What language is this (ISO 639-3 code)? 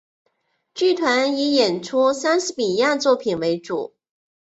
zho